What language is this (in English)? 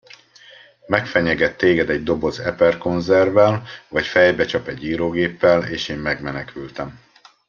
Hungarian